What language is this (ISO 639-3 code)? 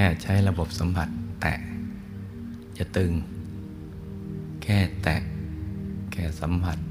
tha